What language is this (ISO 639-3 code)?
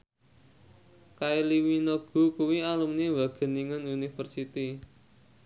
jav